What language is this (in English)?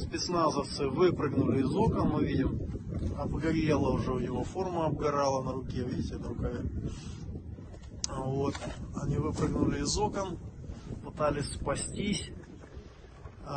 Russian